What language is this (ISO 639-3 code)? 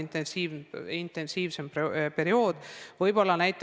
est